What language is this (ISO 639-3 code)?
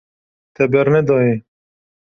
kur